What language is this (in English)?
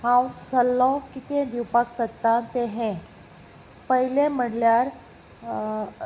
Konkani